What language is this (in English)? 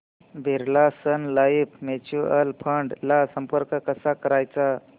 Marathi